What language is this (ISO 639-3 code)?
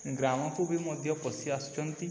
ori